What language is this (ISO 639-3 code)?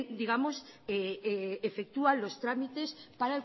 spa